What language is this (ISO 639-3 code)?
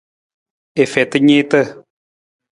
nmz